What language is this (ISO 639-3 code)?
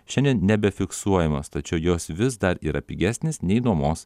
lit